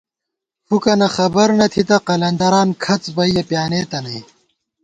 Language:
Gawar-Bati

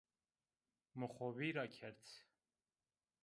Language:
Zaza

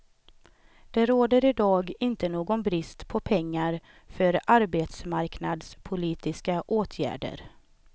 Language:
Swedish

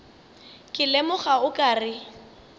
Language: Northern Sotho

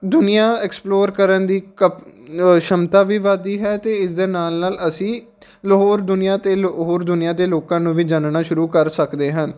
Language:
Punjabi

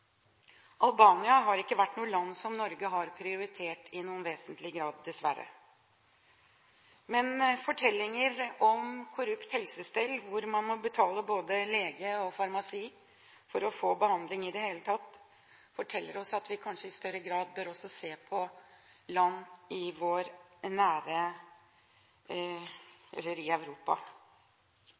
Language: Norwegian Bokmål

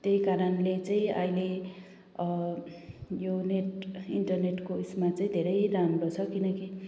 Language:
Nepali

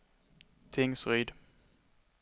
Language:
Swedish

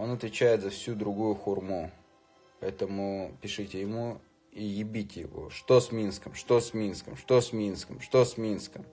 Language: Russian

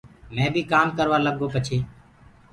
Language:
Gurgula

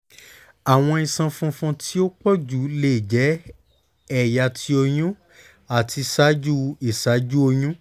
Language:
Yoruba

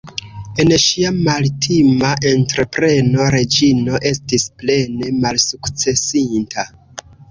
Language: Esperanto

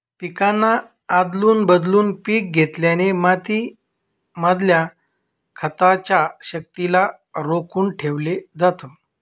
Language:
Marathi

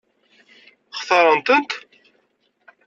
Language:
Kabyle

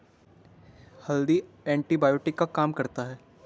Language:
Hindi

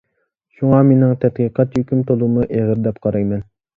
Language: Uyghur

